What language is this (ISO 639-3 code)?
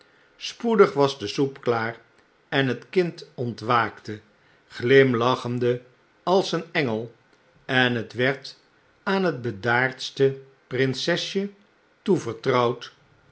nld